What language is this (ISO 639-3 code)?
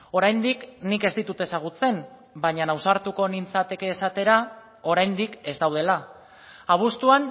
eus